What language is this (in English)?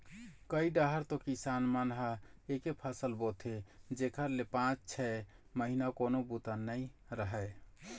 Chhattisgarhi